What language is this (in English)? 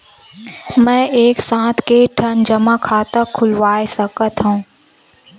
Chhattisgarhi